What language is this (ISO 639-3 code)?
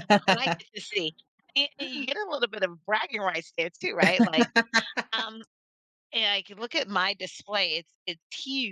eng